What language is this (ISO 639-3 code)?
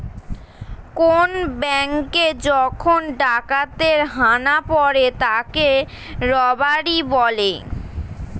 ben